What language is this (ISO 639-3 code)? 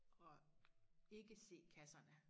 dan